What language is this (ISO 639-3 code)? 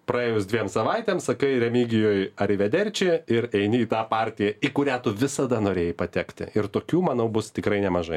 lit